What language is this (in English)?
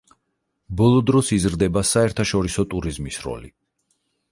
Georgian